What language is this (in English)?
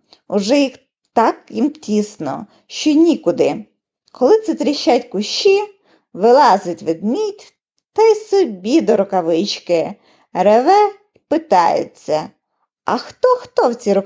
Ukrainian